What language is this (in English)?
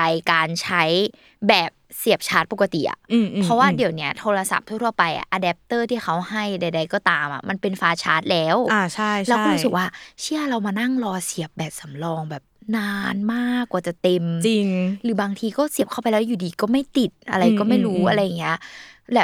Thai